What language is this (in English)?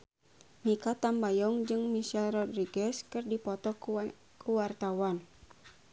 Sundanese